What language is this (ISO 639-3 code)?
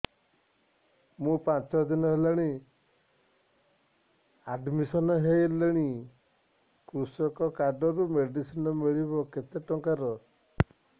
ori